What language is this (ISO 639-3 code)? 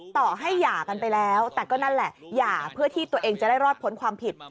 tha